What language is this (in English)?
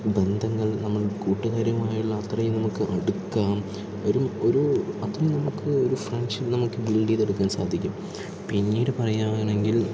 Malayalam